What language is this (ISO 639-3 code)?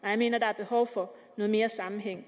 dan